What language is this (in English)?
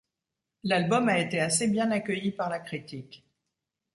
French